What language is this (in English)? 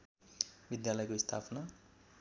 Nepali